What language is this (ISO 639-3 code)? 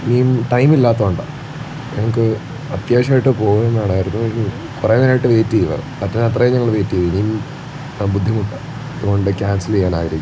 mal